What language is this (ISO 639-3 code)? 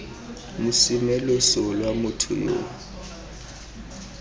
tsn